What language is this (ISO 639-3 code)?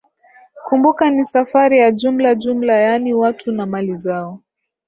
swa